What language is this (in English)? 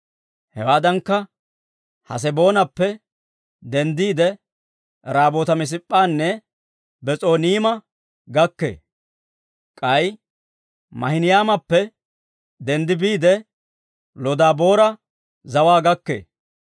Dawro